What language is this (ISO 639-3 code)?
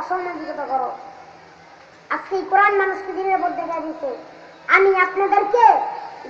ron